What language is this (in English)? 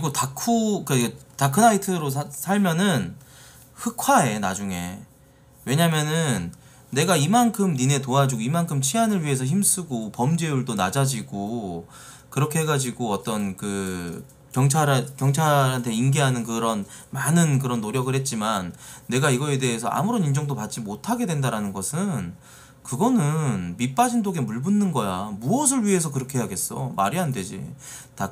Korean